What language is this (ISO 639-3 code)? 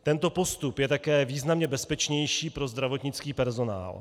ces